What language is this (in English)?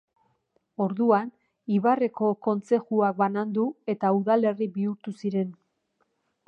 Basque